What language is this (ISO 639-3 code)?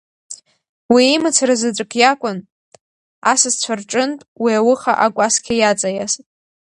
abk